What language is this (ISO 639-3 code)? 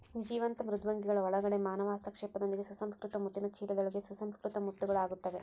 kan